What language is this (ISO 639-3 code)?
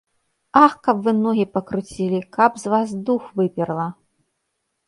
bel